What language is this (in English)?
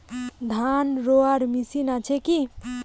Bangla